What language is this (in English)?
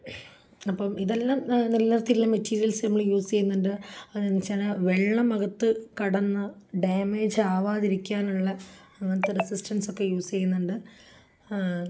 Malayalam